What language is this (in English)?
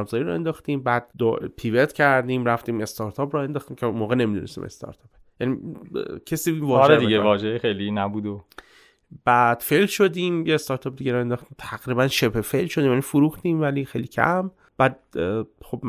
Persian